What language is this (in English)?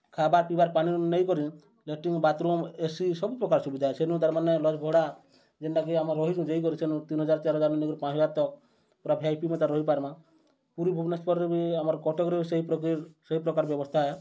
Odia